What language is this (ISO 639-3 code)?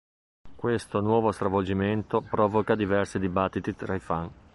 ita